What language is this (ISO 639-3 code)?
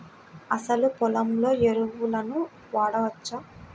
tel